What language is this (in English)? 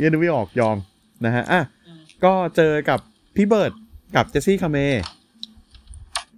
Thai